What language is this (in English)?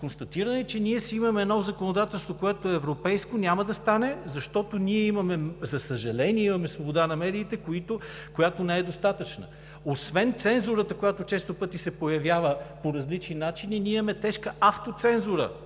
Bulgarian